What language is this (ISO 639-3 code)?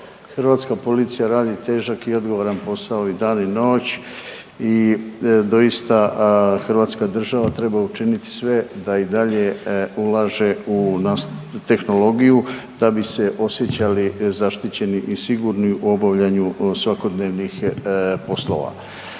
hrv